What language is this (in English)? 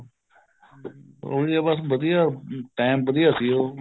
Punjabi